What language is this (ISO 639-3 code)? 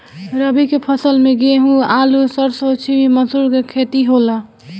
bho